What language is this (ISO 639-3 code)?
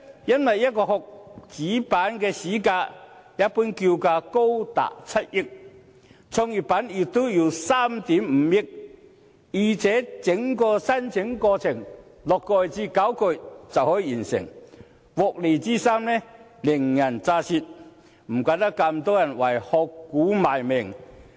yue